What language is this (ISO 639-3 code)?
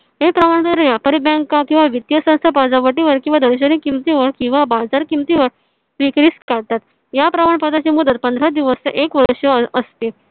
mar